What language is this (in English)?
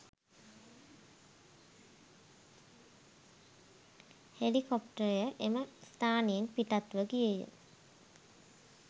Sinhala